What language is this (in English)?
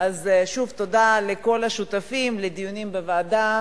Hebrew